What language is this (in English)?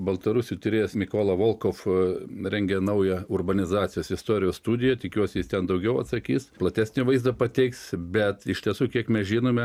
Lithuanian